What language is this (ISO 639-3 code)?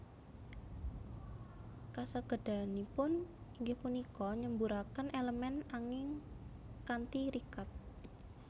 jav